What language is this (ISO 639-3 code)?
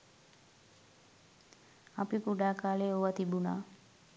sin